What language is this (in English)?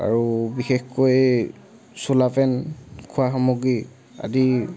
Assamese